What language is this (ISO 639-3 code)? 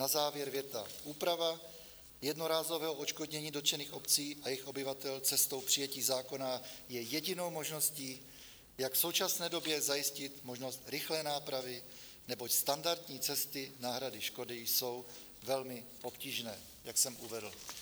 ces